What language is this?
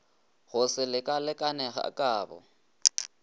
Northern Sotho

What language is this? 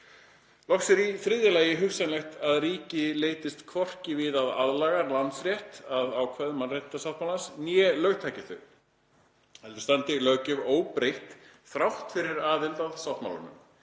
Icelandic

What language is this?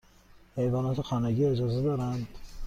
Persian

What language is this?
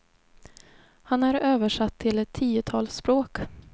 Swedish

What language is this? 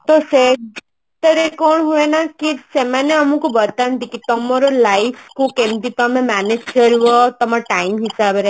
Odia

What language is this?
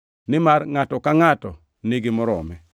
Luo (Kenya and Tanzania)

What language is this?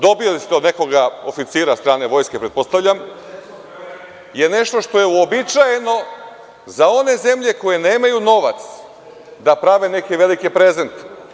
Serbian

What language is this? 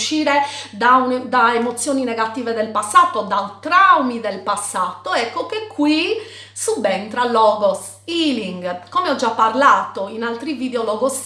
Italian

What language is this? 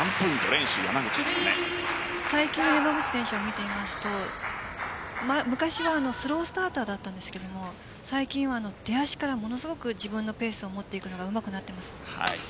Japanese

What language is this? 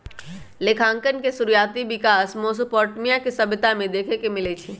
Magahi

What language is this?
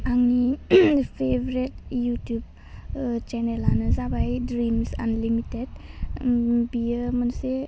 Bodo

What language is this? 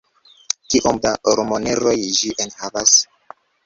Esperanto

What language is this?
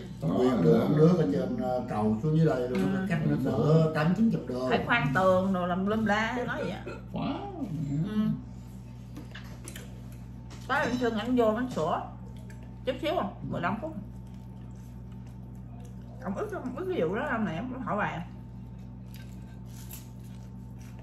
Vietnamese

